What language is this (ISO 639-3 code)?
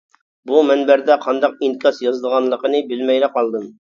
uig